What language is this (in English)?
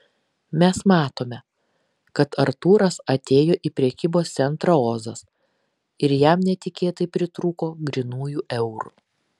Lithuanian